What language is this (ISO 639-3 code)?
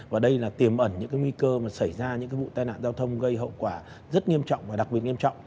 vie